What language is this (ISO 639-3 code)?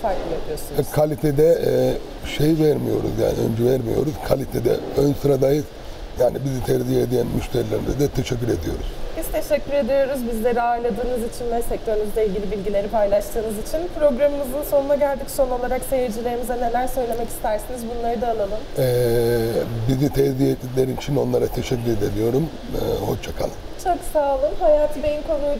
tur